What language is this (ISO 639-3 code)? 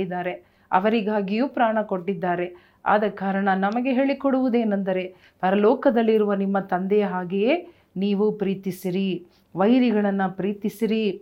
kan